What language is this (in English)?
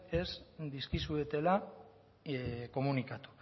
Basque